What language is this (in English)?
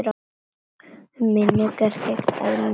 Icelandic